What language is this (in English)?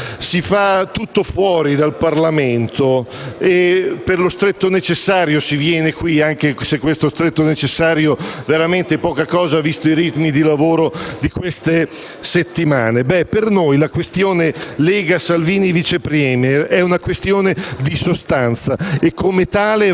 Italian